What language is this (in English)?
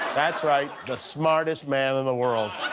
English